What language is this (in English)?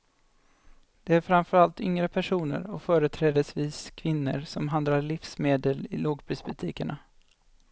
Swedish